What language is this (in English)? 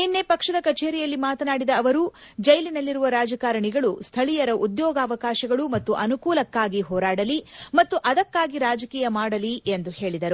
Kannada